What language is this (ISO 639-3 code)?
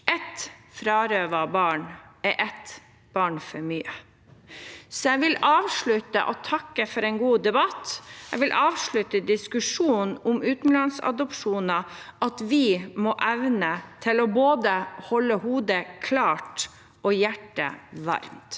nor